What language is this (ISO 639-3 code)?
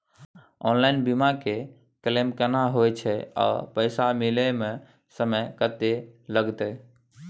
mai